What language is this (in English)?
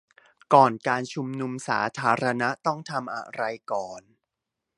Thai